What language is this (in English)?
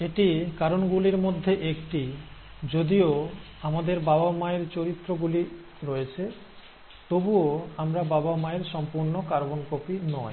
Bangla